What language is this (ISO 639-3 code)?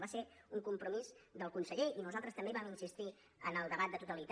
cat